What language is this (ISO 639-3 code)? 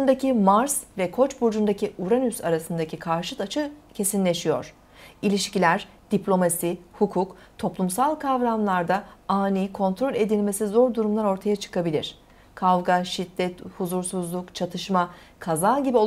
tur